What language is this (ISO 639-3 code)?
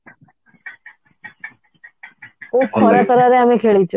ori